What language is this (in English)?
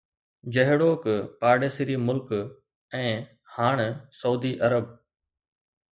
Sindhi